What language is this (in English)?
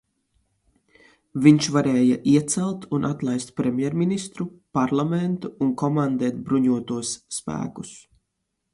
Latvian